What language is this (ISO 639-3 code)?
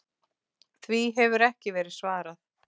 isl